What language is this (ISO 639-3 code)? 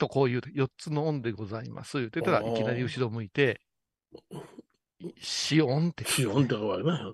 jpn